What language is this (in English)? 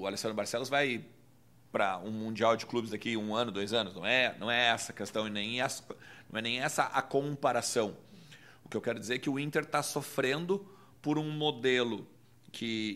Portuguese